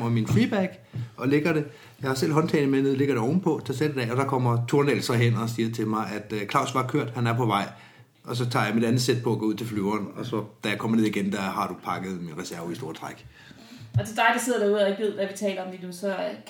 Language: Danish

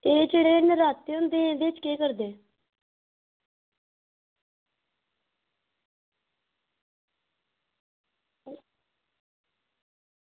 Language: Dogri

